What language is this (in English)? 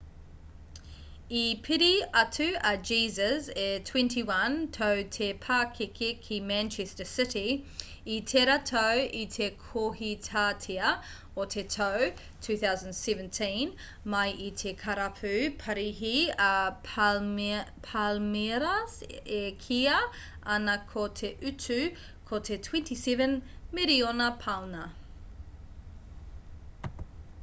Māori